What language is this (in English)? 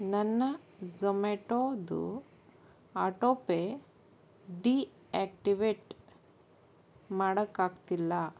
Kannada